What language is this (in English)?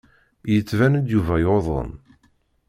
Kabyle